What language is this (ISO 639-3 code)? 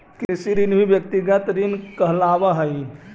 mag